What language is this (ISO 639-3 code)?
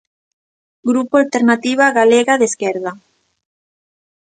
glg